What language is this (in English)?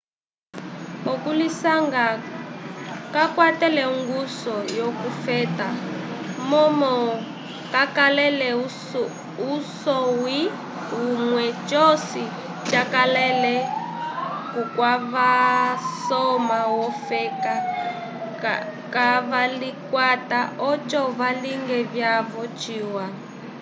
Umbundu